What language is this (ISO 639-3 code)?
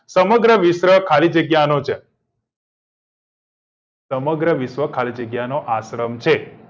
guj